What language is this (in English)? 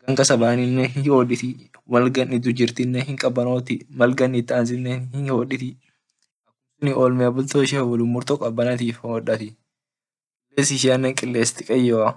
Orma